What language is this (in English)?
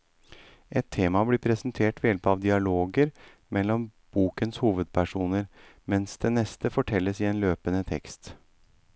Norwegian